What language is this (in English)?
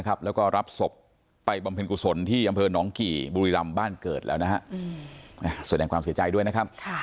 Thai